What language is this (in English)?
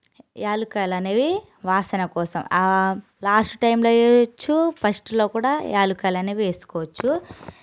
Telugu